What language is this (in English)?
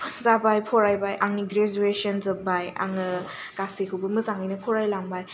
Bodo